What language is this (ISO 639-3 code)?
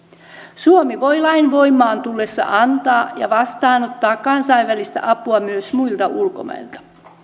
fin